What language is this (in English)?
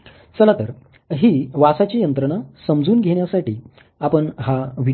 Marathi